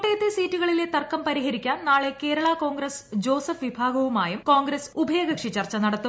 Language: Malayalam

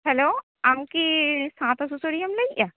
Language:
Santali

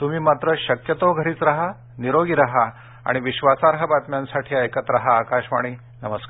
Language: Marathi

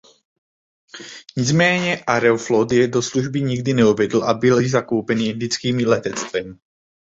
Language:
Czech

